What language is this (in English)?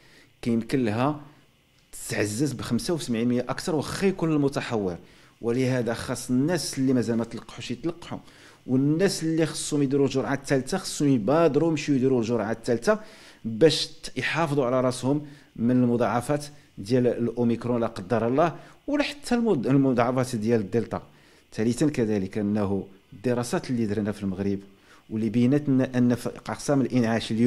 Arabic